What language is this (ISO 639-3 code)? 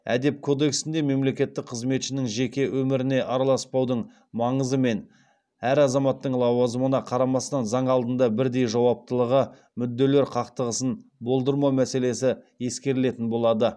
kaz